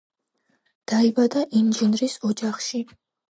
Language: Georgian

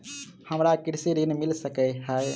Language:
Maithili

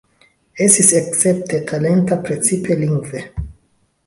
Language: Esperanto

